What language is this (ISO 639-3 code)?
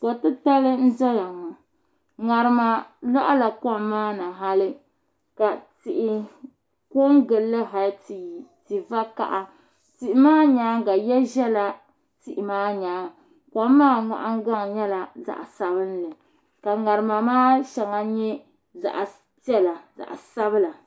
dag